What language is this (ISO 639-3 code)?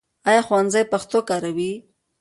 pus